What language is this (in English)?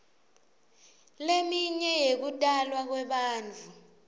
Swati